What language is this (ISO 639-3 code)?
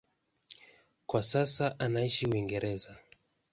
swa